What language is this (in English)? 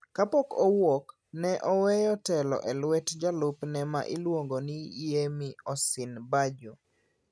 Luo (Kenya and Tanzania)